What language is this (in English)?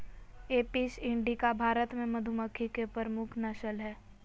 Magahi